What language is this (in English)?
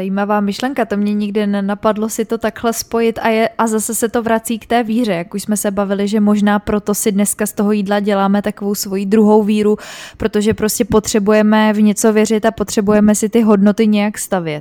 Czech